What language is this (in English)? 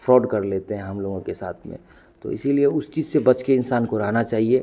Hindi